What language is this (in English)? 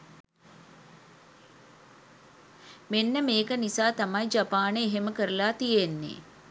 Sinhala